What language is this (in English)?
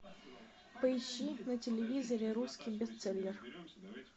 Russian